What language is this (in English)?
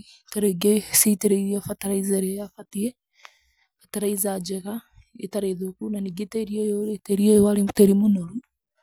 Kikuyu